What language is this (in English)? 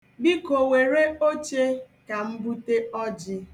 Igbo